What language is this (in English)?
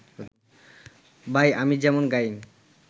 Bangla